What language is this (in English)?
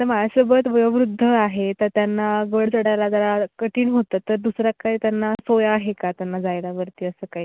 Marathi